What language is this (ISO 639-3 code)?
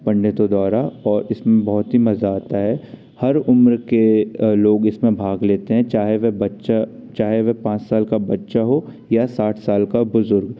hin